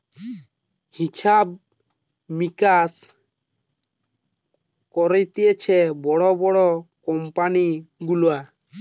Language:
Bangla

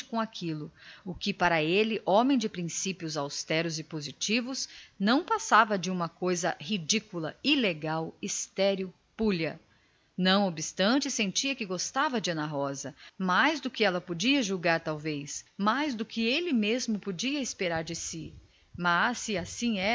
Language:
Portuguese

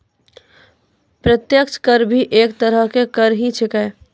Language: Maithili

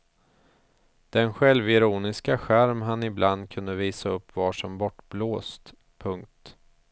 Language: Swedish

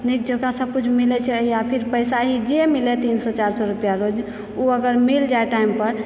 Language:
Maithili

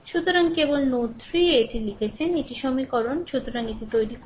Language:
Bangla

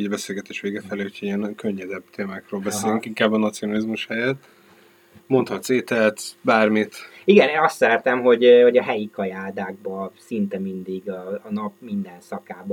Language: Hungarian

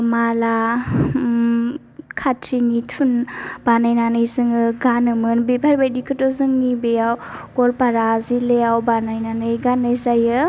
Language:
Bodo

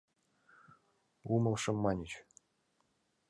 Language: Mari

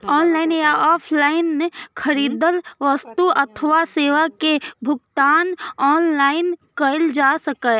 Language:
Maithili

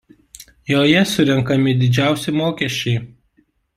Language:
Lithuanian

